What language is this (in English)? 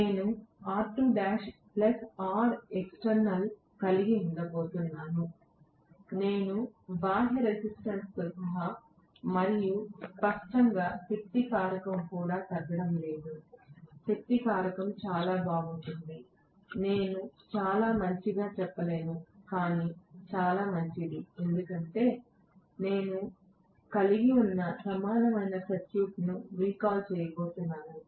Telugu